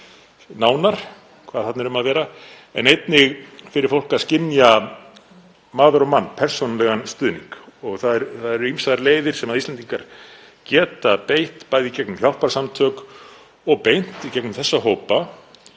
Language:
Icelandic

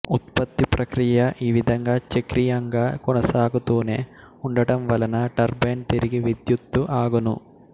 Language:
Telugu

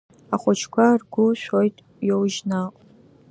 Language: Abkhazian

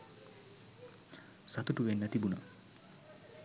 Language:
Sinhala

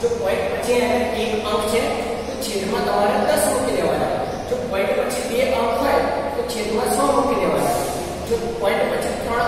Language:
Indonesian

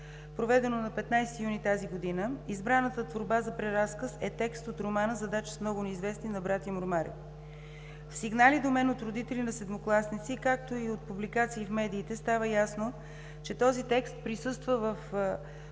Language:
Bulgarian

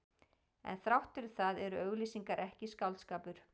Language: Icelandic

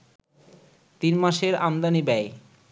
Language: Bangla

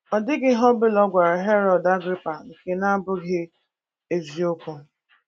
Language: Igbo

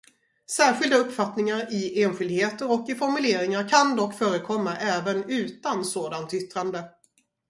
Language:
Swedish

